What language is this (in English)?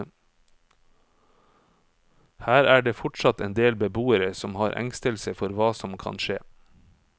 Norwegian